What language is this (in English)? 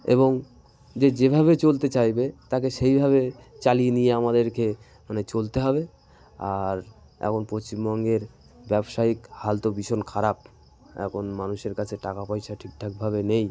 Bangla